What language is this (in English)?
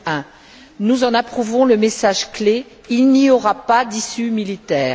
French